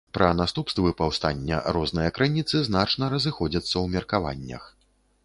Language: Belarusian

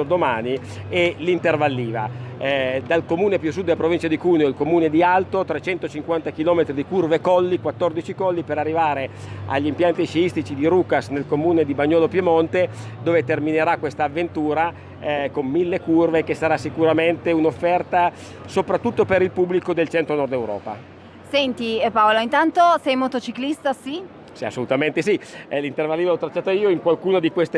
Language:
Italian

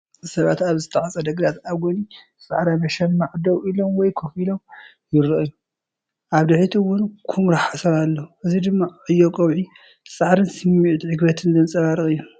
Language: Tigrinya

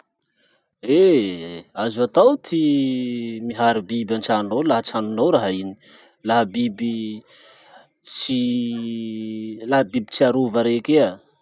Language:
Masikoro Malagasy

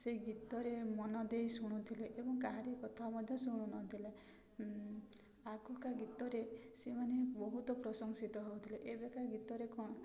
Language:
Odia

